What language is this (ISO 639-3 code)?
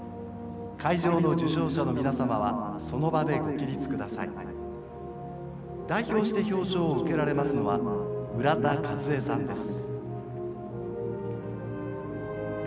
jpn